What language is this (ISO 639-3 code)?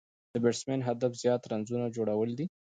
pus